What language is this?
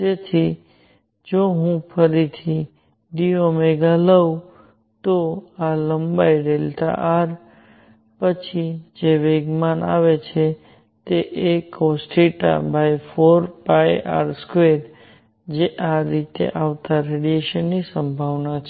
Gujarati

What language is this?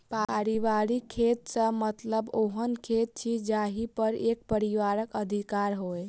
Maithili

